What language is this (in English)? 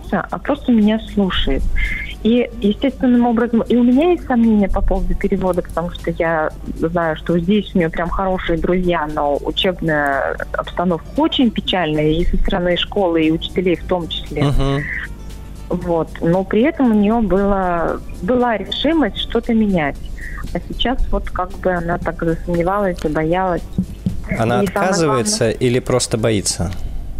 Russian